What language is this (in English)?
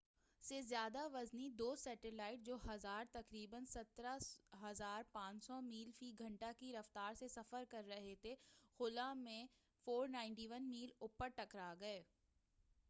Urdu